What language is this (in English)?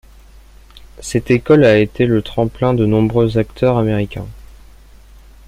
French